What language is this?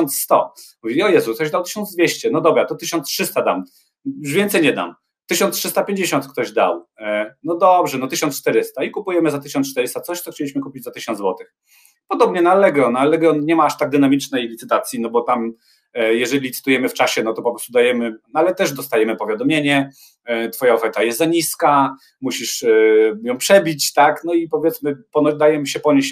Polish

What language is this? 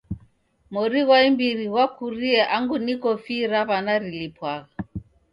Taita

